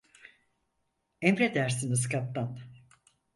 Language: Turkish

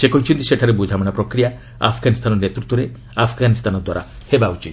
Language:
Odia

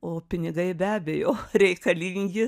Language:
Lithuanian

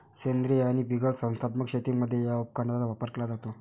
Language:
Marathi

